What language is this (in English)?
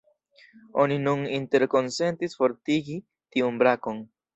Esperanto